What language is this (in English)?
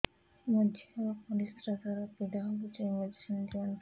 Odia